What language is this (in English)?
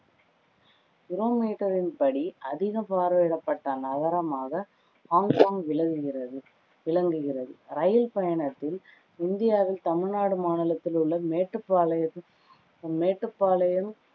Tamil